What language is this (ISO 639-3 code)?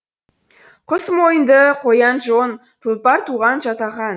kaz